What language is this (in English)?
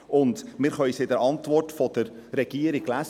Swiss German